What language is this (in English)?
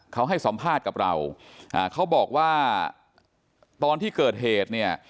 Thai